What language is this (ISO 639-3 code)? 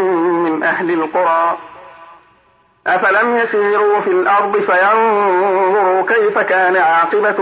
ara